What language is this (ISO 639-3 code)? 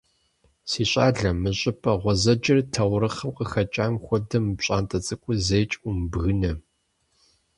kbd